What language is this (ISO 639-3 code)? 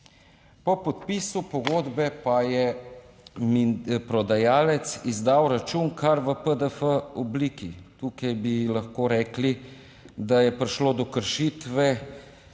slv